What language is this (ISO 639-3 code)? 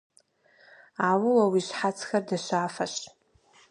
kbd